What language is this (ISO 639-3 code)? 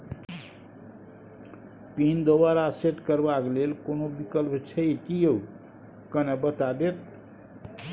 mai